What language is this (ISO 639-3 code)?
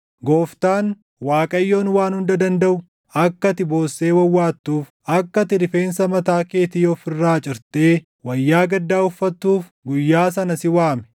orm